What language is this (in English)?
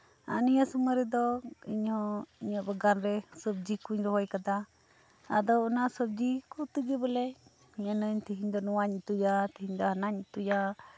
Santali